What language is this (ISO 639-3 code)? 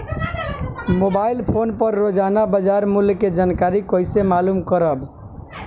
bho